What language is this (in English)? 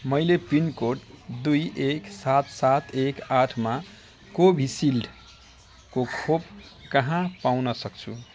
Nepali